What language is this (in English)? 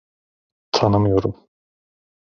Turkish